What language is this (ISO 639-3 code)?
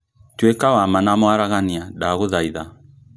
kik